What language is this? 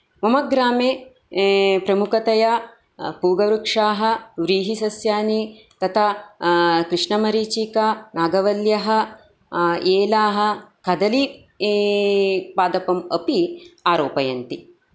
Sanskrit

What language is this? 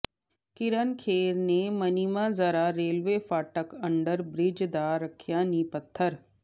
Punjabi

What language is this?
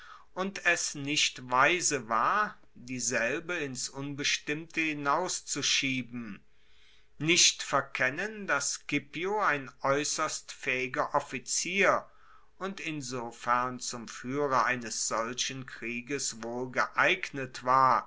German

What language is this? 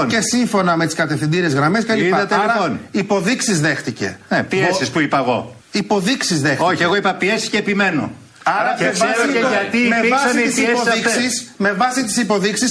Greek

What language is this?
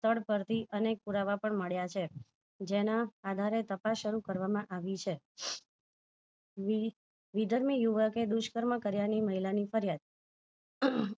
Gujarati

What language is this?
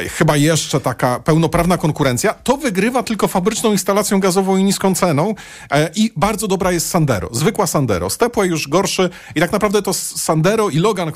Polish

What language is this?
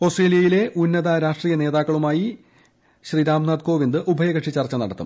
Malayalam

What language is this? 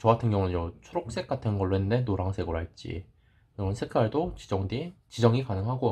Korean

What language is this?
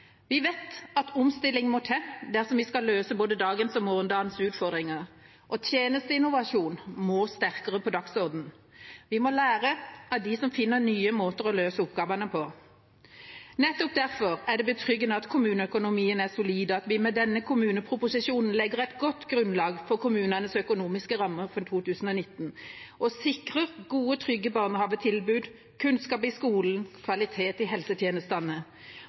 Norwegian Bokmål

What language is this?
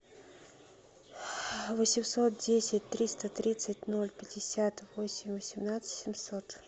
Russian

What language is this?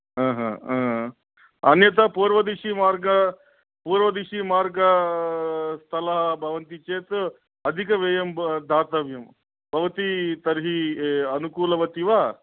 Sanskrit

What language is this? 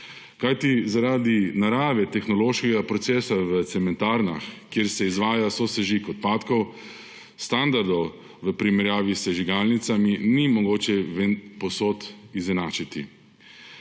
Slovenian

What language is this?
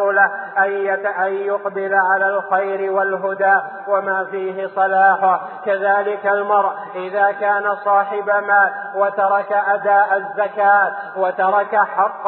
Arabic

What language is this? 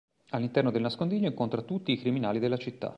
Italian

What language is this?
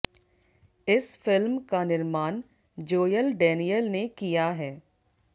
Hindi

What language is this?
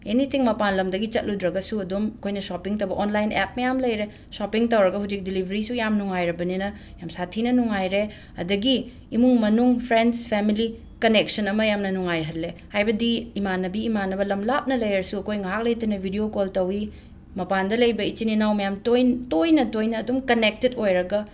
Manipuri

